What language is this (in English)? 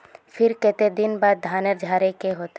Magahi